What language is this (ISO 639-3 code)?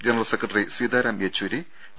mal